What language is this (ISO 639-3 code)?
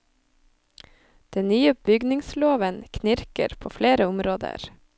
nor